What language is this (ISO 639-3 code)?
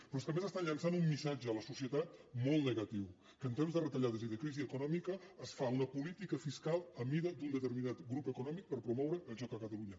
cat